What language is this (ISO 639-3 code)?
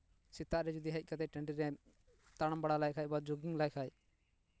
sat